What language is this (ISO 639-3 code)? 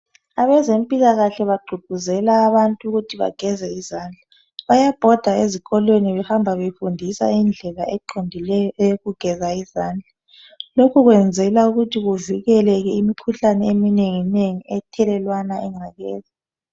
nde